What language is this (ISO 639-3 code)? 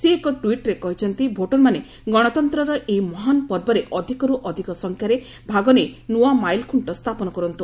ori